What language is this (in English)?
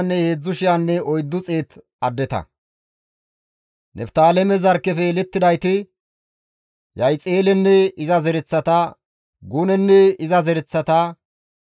Gamo